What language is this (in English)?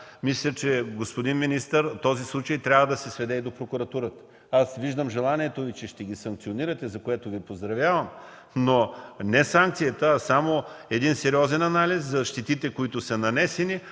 Bulgarian